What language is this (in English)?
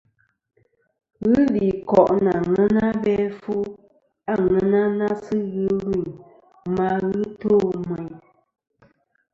Kom